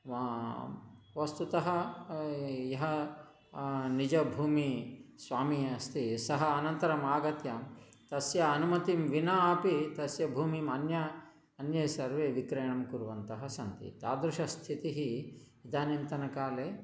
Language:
Sanskrit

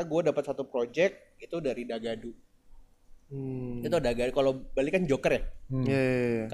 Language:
Indonesian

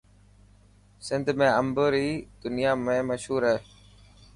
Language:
Dhatki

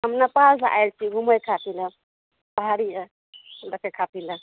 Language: Maithili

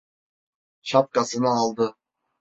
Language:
Turkish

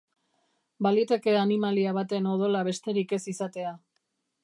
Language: Basque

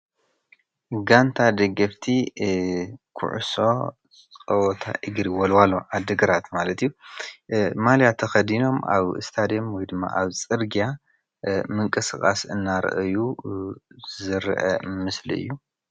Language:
Tigrinya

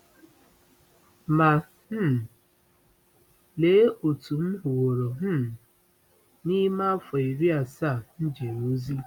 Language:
Igbo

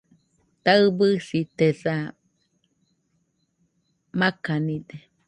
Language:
Nüpode Huitoto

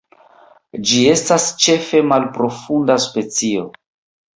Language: Esperanto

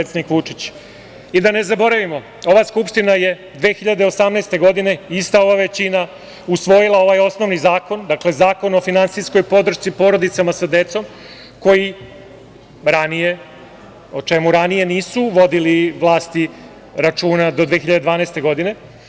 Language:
Serbian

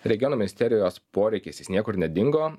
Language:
Lithuanian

